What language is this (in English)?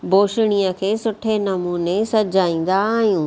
Sindhi